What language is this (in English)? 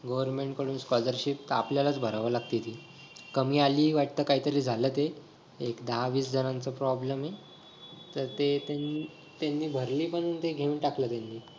Marathi